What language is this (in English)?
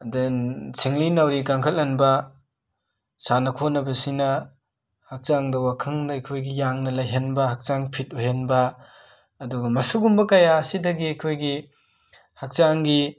Manipuri